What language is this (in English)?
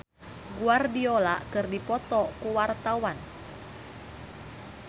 Sundanese